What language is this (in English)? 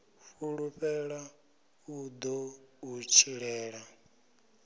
Venda